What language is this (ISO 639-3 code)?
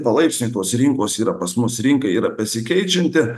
lit